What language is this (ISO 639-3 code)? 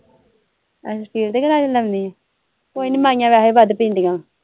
pan